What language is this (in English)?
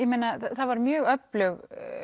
Icelandic